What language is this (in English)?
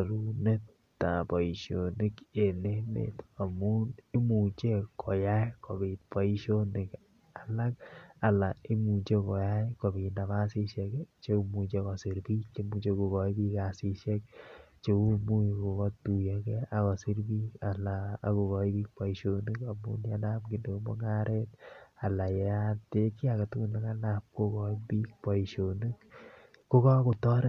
Kalenjin